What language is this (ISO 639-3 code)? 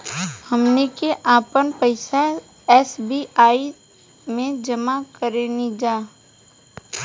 bho